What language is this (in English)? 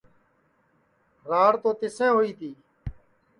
Sansi